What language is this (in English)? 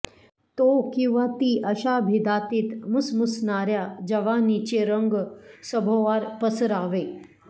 Marathi